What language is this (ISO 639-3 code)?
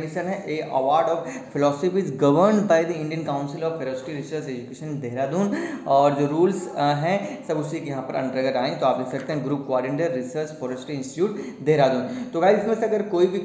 hin